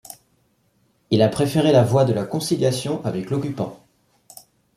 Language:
French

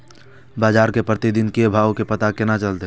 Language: Maithili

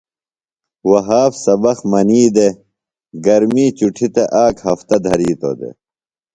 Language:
Phalura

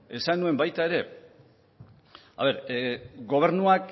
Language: Basque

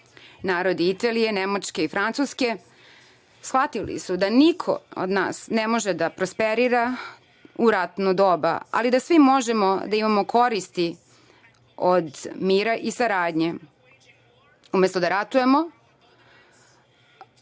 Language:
Serbian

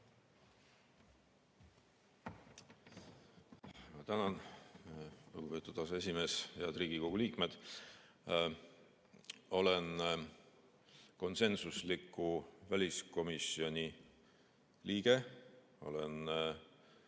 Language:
Estonian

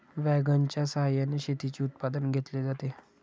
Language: Marathi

